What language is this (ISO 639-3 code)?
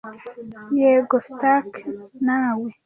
kin